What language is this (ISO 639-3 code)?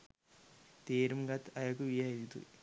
sin